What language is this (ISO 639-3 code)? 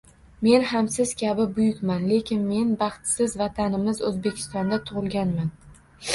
uzb